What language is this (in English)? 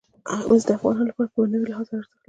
Pashto